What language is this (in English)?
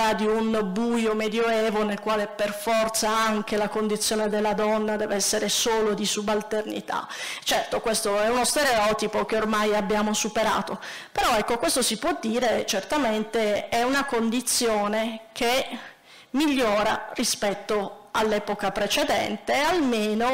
Italian